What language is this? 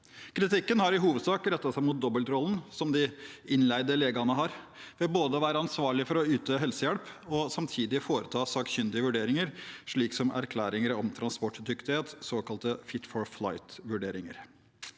Norwegian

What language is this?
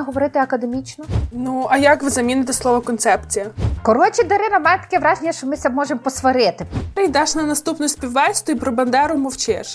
Ukrainian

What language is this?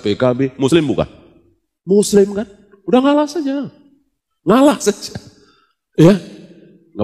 Indonesian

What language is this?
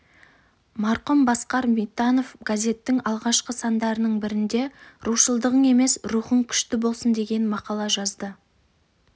Kazakh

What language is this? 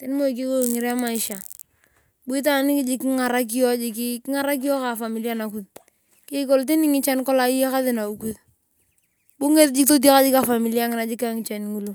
Turkana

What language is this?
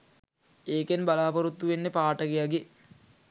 Sinhala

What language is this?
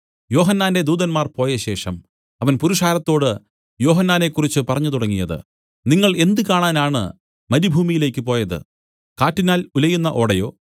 Malayalam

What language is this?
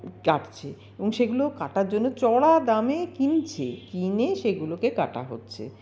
Bangla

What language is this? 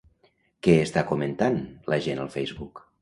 Catalan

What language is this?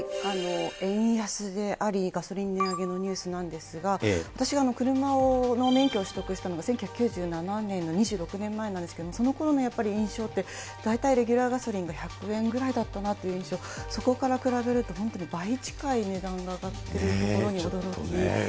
Japanese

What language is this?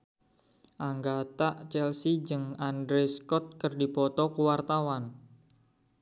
Sundanese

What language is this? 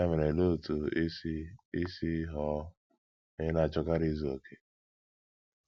Igbo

